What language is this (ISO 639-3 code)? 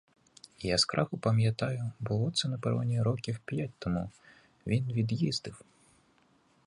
ukr